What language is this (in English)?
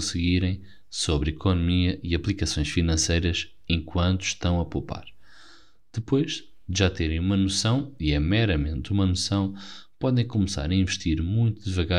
Portuguese